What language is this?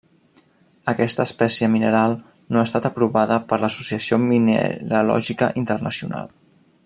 Catalan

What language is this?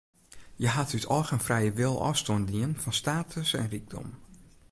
Western Frisian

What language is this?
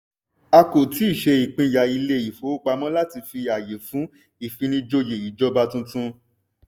Yoruba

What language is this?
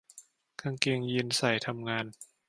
Thai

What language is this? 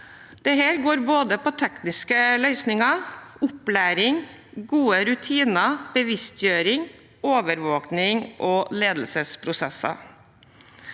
Norwegian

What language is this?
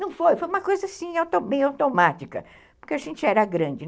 Portuguese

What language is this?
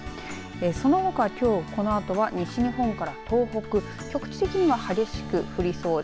Japanese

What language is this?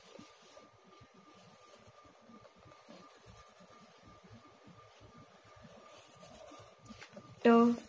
Gujarati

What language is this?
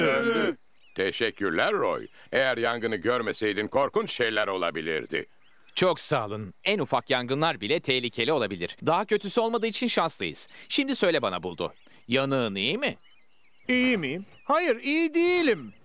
Turkish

